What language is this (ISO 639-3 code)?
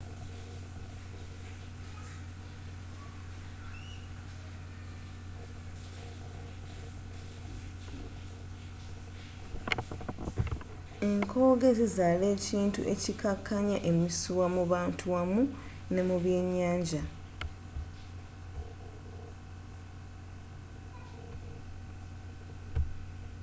lug